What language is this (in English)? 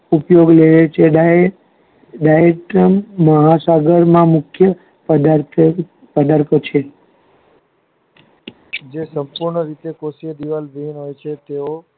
Gujarati